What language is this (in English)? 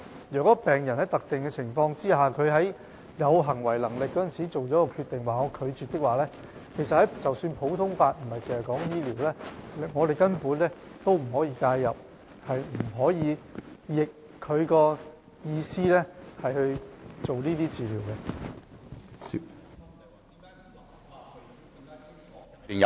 Cantonese